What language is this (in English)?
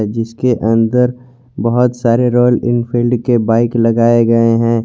Hindi